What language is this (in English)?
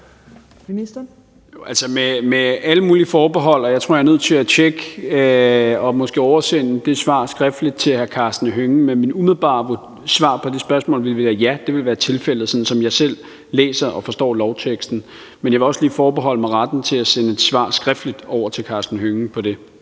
Danish